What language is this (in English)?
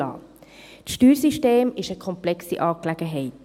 Swiss German